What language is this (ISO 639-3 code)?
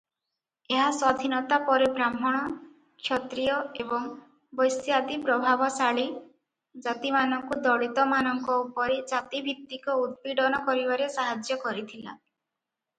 ori